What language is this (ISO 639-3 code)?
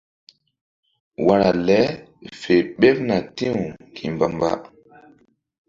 mdd